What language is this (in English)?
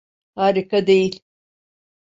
Turkish